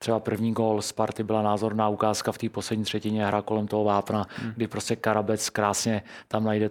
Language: Czech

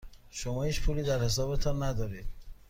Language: Persian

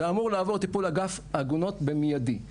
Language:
Hebrew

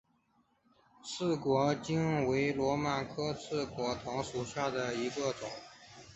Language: Chinese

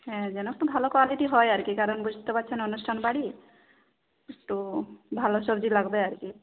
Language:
Bangla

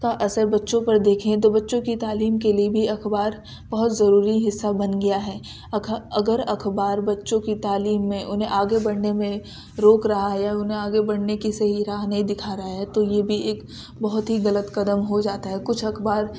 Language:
Urdu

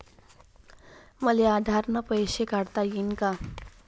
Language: Marathi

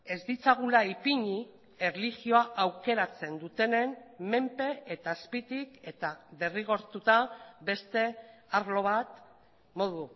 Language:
Basque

